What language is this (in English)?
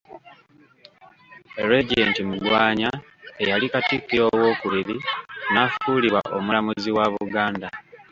Ganda